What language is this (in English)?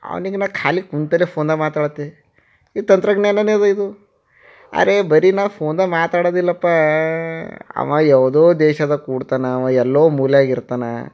Kannada